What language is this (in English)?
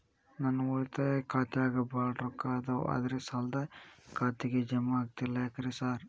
Kannada